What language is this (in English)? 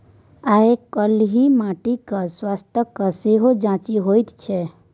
Maithili